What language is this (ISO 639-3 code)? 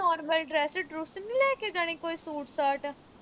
pan